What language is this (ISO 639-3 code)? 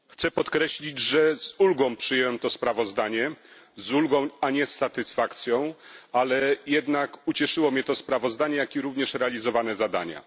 pol